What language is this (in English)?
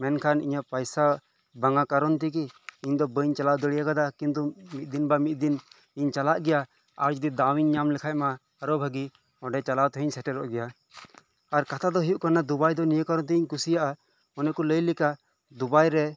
Santali